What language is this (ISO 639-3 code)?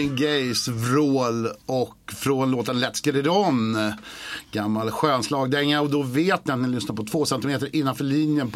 swe